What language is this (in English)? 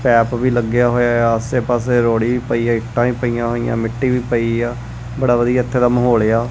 Punjabi